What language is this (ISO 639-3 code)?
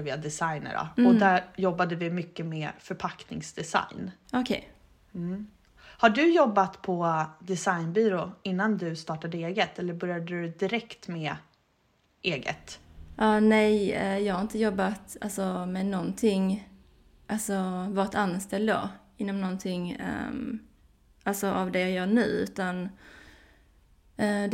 swe